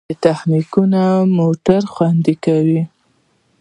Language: Pashto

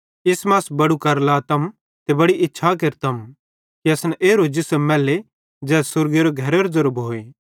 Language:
Bhadrawahi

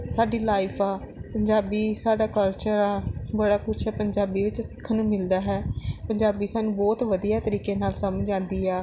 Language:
Punjabi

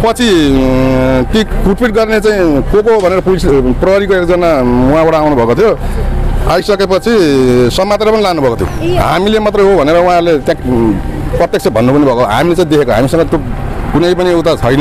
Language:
Indonesian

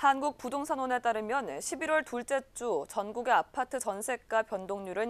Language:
Korean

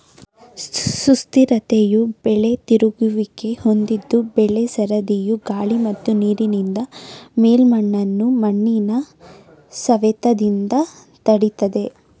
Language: Kannada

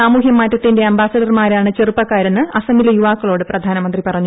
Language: Malayalam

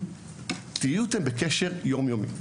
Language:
Hebrew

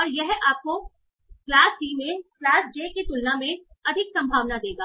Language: Hindi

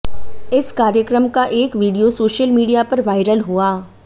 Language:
Hindi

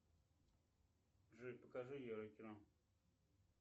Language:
Russian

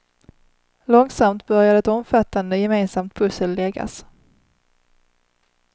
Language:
Swedish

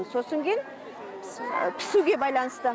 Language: Kazakh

